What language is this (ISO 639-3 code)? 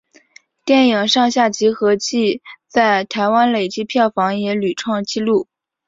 zho